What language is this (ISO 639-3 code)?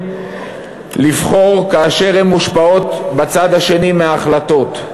heb